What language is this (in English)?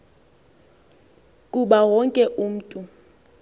Xhosa